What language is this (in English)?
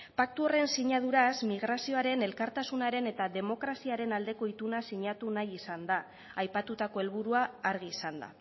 Basque